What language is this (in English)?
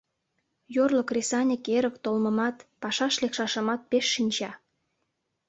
Mari